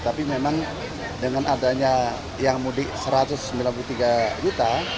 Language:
Indonesian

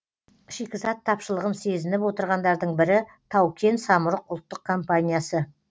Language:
Kazakh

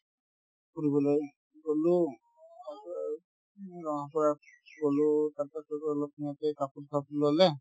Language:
Assamese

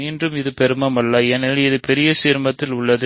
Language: Tamil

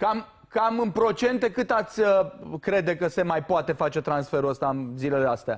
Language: Romanian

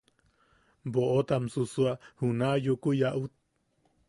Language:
Yaqui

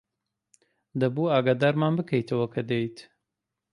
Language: Central Kurdish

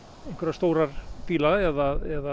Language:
Icelandic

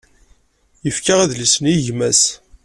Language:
Kabyle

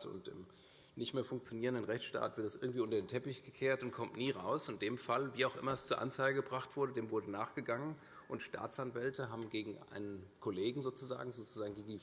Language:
German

